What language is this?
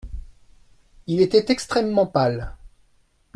French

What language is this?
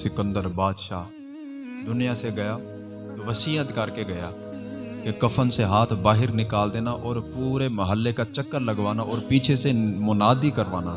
Urdu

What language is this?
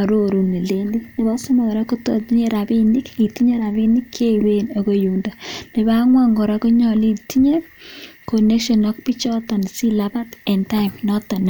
Kalenjin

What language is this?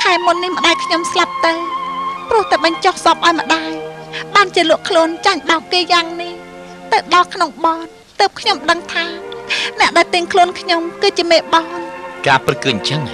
Thai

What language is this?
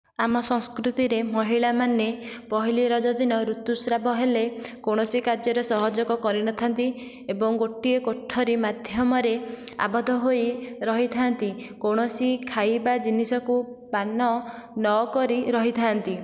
Odia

